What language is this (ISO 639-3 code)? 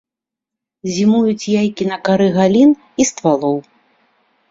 bel